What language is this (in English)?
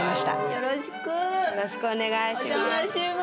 Japanese